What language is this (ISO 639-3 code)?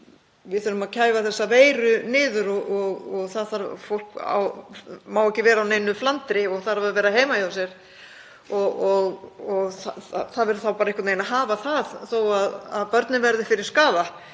isl